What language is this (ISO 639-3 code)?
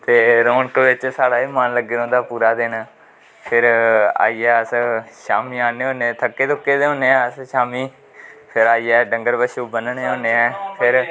doi